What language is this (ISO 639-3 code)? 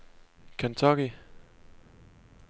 dan